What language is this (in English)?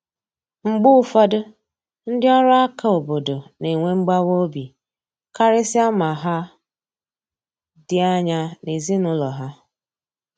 Igbo